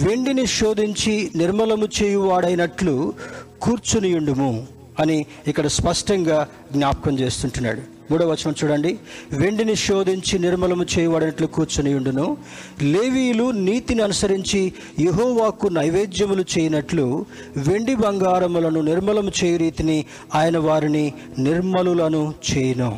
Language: Telugu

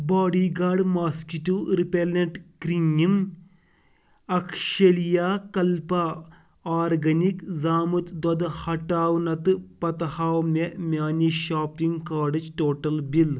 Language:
Kashmiri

